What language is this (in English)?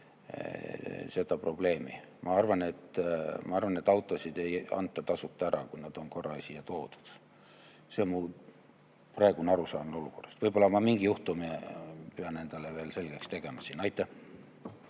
Estonian